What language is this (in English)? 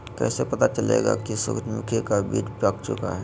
Magahi